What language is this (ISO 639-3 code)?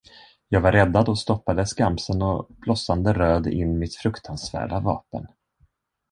swe